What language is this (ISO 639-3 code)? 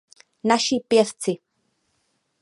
ces